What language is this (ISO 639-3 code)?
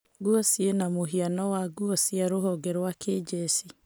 kik